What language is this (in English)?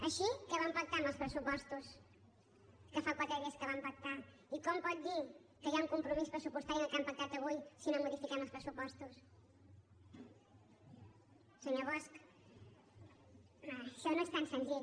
Catalan